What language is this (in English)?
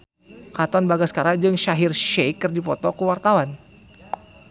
Sundanese